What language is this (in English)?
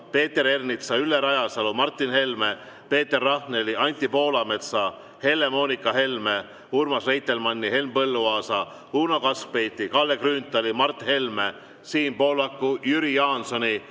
Estonian